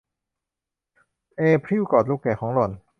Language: Thai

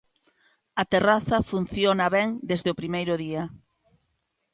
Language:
Galician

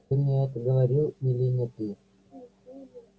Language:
Russian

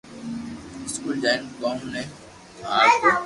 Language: Loarki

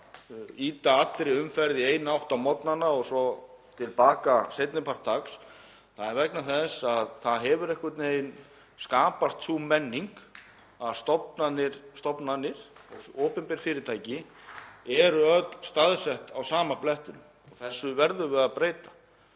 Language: Icelandic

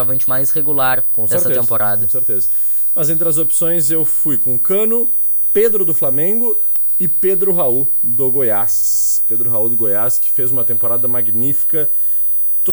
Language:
Portuguese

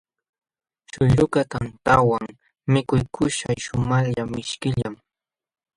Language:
Jauja Wanca Quechua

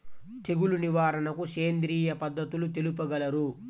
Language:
Telugu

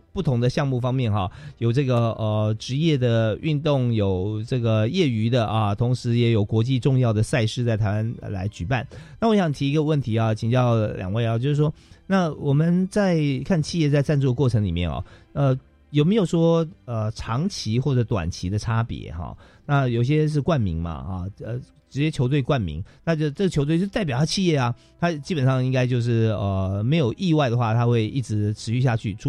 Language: Chinese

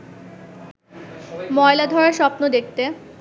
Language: Bangla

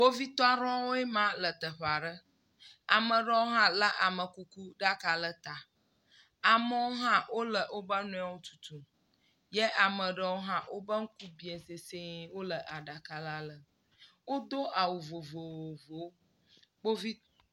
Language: Ewe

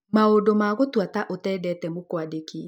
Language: Kikuyu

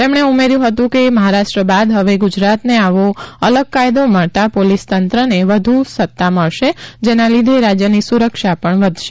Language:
Gujarati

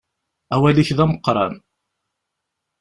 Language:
Kabyle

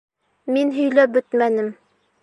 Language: Bashkir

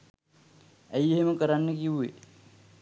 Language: Sinhala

